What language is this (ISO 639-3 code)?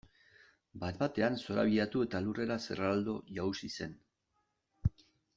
eus